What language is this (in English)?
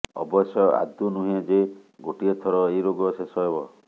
Odia